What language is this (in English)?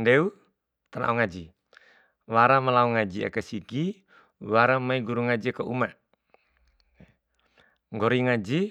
Bima